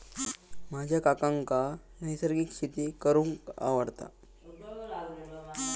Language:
Marathi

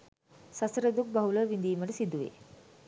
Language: Sinhala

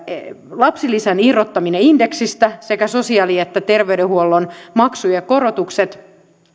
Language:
Finnish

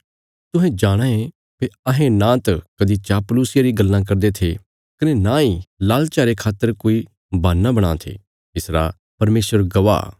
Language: Bilaspuri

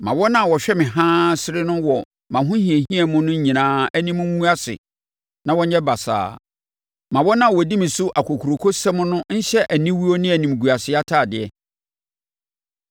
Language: Akan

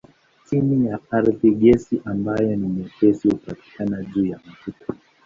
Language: Swahili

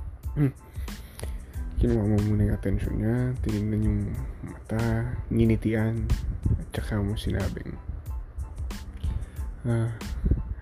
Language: Filipino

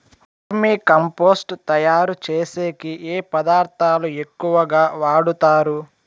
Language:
Telugu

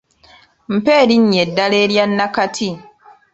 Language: Ganda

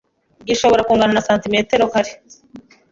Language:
Kinyarwanda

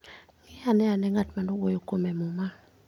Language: Luo (Kenya and Tanzania)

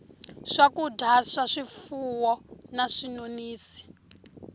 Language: Tsonga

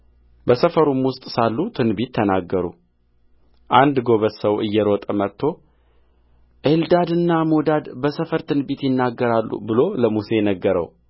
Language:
Amharic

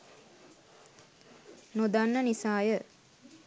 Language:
Sinhala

